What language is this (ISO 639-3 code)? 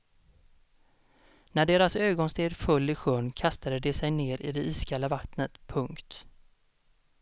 swe